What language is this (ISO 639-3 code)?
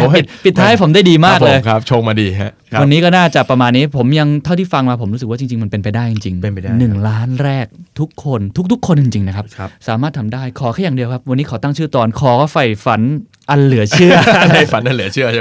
tha